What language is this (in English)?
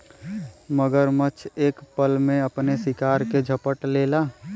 Bhojpuri